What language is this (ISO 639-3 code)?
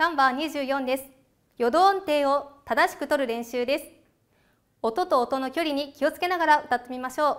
jpn